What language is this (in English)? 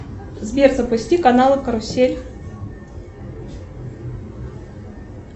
Russian